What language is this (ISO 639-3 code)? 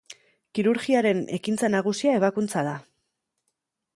eus